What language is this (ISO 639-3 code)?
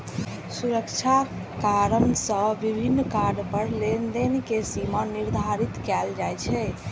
mai